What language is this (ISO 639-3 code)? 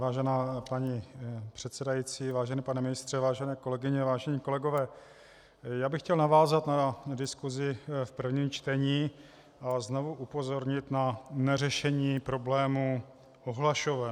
ces